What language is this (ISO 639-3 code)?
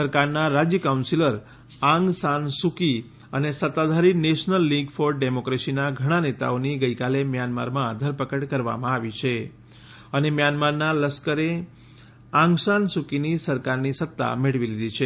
guj